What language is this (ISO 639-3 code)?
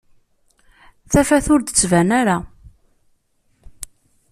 kab